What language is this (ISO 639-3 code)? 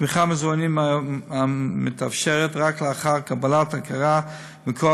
heb